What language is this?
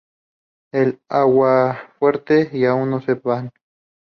Spanish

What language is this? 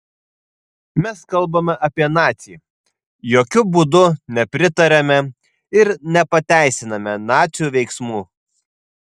Lithuanian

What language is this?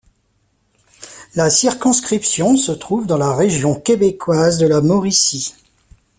French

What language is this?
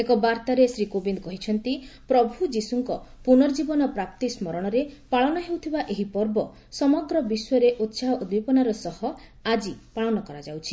Odia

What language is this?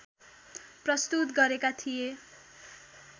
Nepali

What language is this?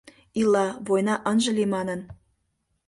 Mari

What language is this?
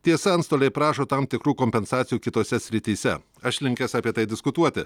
Lithuanian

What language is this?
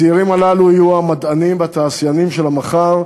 Hebrew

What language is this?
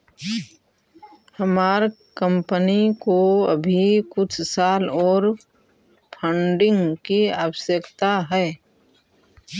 Magahi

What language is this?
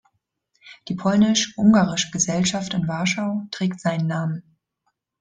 German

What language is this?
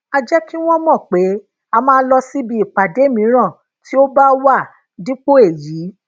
Yoruba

